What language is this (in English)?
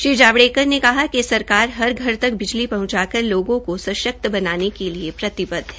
Hindi